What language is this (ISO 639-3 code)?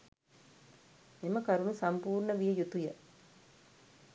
sin